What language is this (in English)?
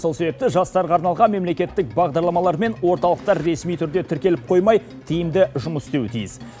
Kazakh